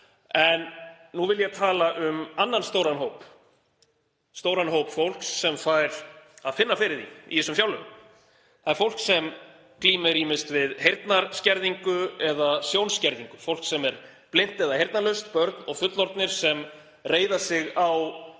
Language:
Icelandic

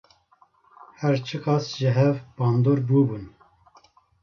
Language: Kurdish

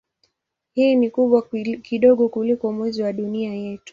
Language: Swahili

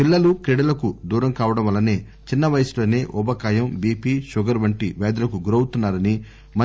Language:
Telugu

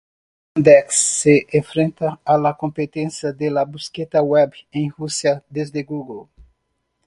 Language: Spanish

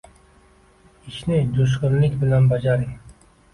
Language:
Uzbek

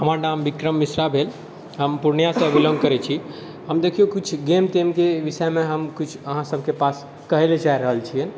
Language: Maithili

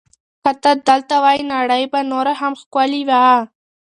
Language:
Pashto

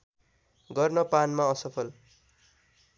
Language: Nepali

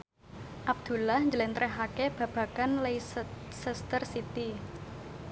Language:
Javanese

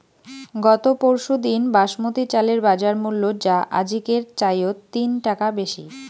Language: Bangla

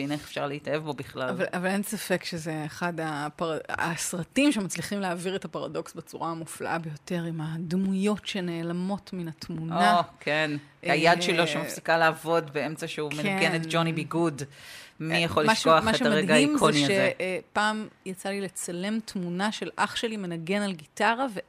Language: Hebrew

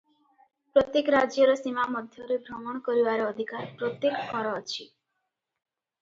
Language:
Odia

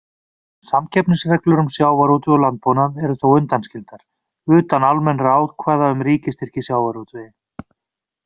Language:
Icelandic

